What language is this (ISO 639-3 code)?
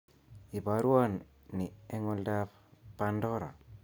kln